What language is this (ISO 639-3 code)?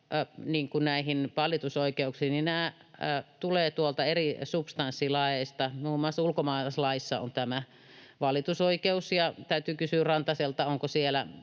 fin